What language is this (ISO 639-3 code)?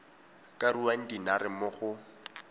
tsn